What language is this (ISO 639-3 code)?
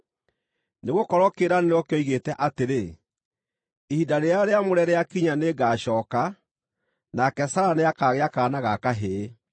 kik